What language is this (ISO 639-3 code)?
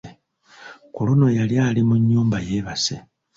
lug